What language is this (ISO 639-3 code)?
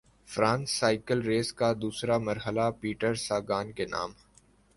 urd